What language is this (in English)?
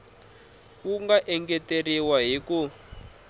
Tsonga